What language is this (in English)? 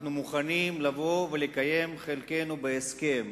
Hebrew